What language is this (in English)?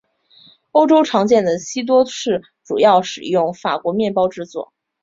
Chinese